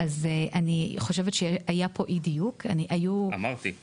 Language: Hebrew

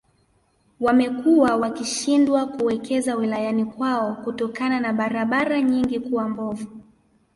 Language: Swahili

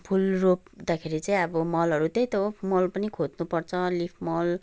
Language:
Nepali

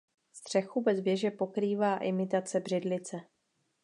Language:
Czech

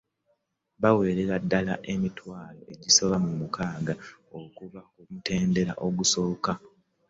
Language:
Ganda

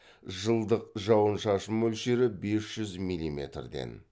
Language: Kazakh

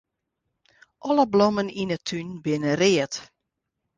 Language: Western Frisian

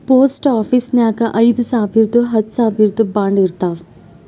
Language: Kannada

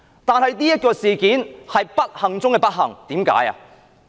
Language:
Cantonese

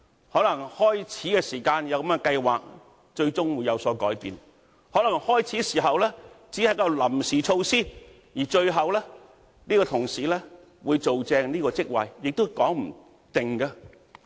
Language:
Cantonese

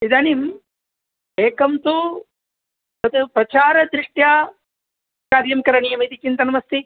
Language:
Sanskrit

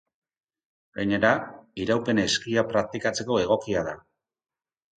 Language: Basque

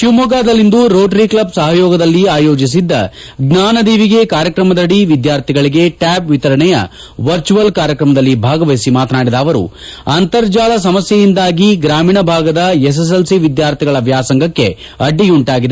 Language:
Kannada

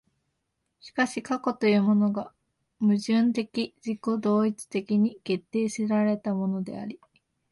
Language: Japanese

